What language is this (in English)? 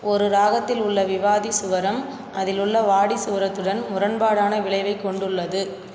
Tamil